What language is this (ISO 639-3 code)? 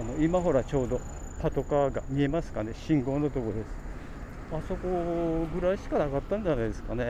jpn